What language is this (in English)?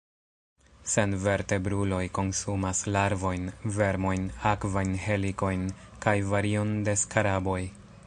Esperanto